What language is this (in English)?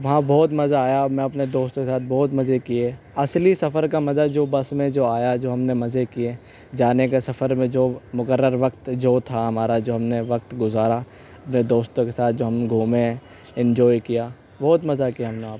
Urdu